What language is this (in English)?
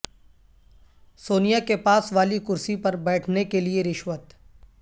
Urdu